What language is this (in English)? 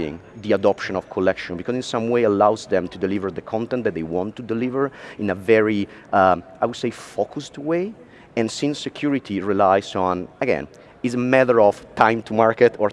English